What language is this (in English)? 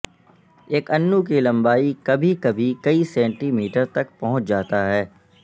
Urdu